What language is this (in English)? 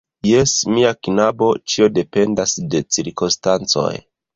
Esperanto